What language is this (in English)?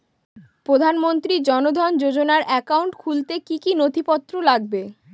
Bangla